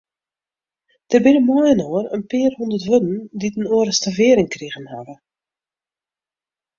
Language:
Western Frisian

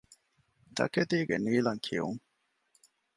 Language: Divehi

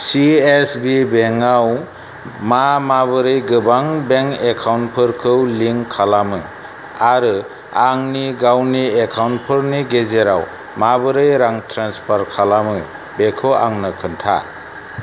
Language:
Bodo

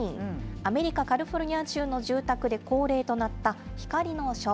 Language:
Japanese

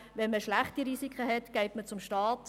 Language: Swiss German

